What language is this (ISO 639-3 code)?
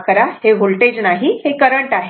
mar